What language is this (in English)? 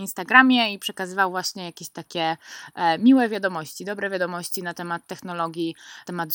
Polish